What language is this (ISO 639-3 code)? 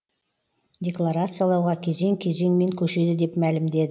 kaz